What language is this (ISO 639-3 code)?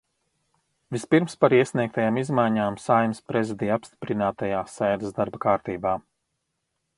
lav